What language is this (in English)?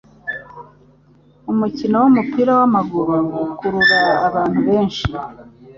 Kinyarwanda